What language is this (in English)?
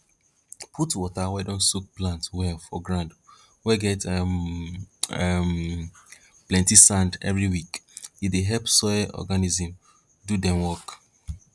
Nigerian Pidgin